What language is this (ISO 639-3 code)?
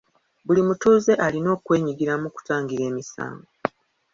lug